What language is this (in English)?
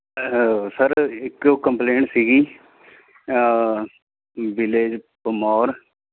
Punjabi